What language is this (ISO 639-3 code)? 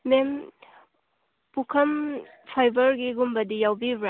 mni